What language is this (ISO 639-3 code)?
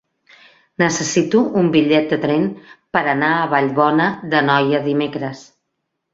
cat